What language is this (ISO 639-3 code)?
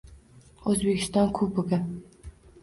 uzb